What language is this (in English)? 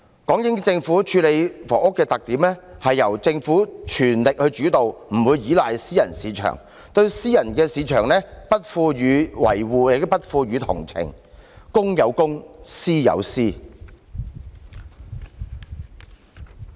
Cantonese